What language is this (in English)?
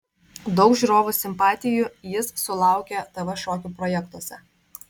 Lithuanian